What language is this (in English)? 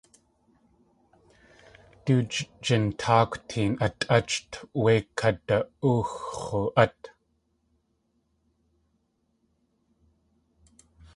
Tlingit